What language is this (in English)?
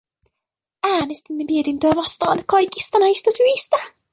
Finnish